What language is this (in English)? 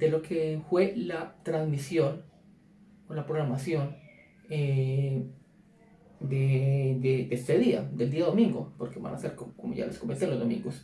Spanish